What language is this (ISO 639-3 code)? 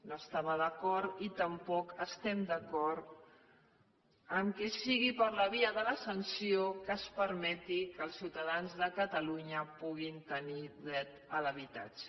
cat